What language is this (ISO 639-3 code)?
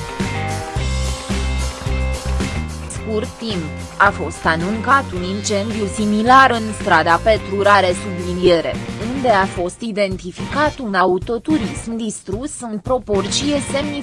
ron